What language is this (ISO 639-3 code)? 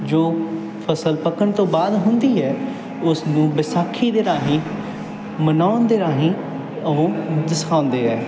pan